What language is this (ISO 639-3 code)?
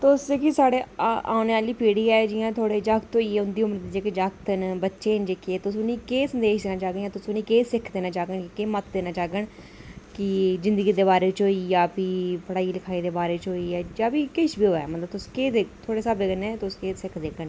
doi